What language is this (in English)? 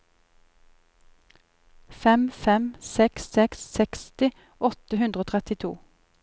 Norwegian